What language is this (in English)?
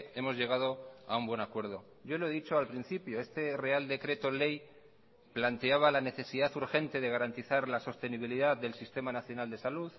Spanish